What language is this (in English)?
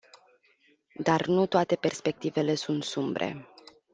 Romanian